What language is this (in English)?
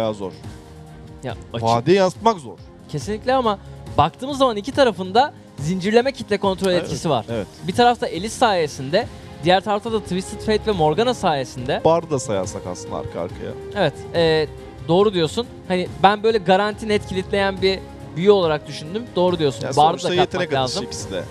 Turkish